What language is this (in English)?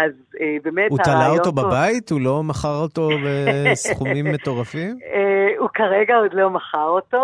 Hebrew